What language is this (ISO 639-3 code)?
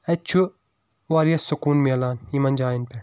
kas